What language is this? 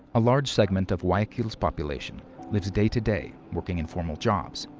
English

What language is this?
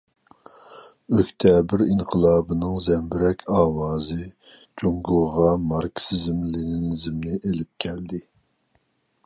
Uyghur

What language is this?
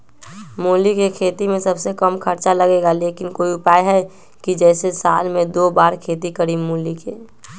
Magahi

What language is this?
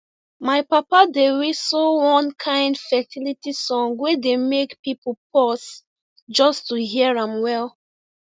Nigerian Pidgin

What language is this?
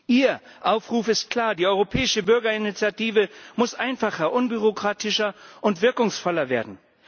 German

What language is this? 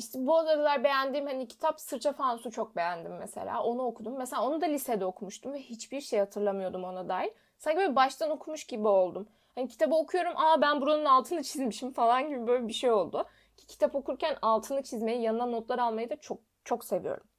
Turkish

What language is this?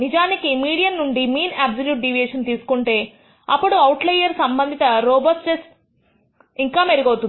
Telugu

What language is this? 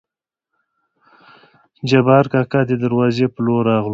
Pashto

